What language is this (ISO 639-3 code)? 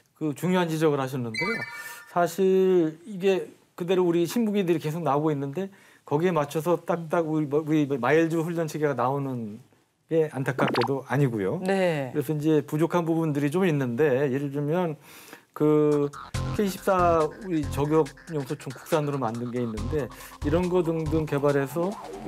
kor